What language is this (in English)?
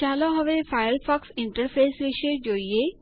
Gujarati